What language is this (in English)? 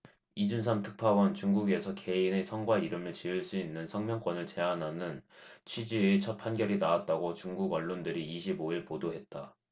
Korean